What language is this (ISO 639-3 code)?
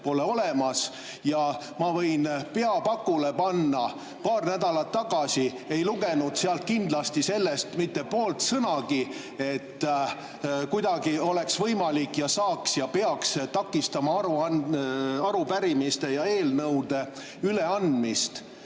est